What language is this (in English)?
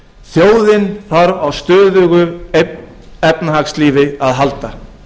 Icelandic